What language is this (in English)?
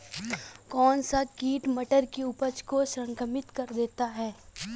Hindi